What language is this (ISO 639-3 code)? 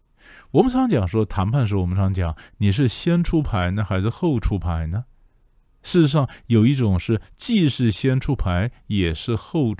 zho